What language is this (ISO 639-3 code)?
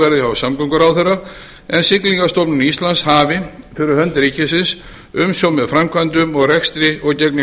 isl